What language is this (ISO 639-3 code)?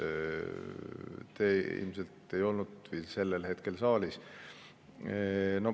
est